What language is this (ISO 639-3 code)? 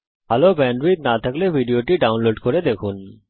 ben